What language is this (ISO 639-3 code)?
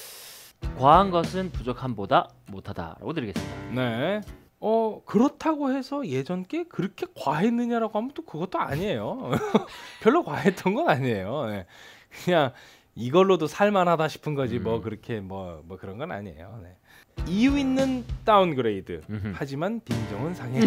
kor